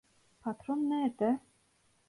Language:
Turkish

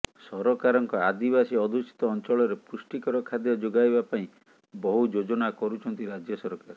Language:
Odia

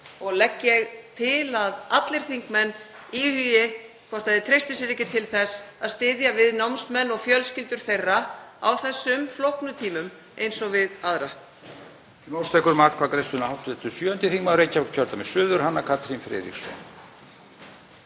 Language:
Icelandic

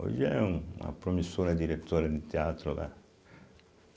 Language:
Portuguese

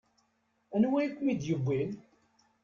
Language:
Kabyle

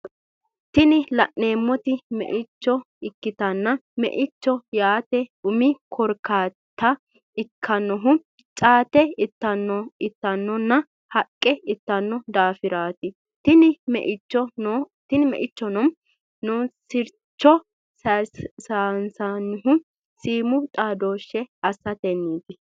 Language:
Sidamo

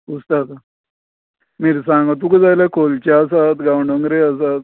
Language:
Konkani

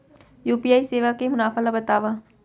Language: Chhattisgarhi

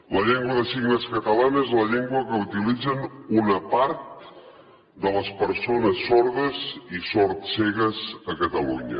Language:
Catalan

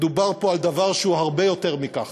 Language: Hebrew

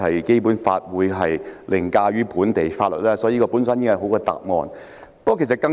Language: Cantonese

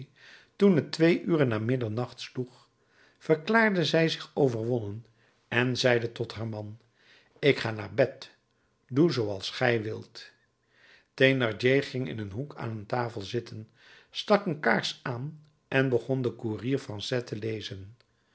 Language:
Dutch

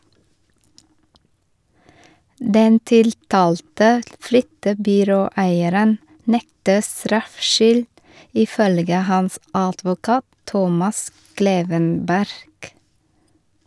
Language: Norwegian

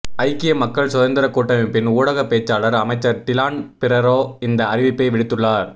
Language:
Tamil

